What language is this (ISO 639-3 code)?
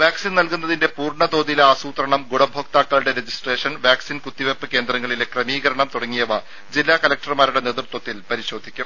mal